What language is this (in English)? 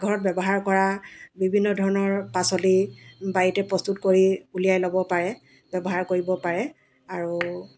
Assamese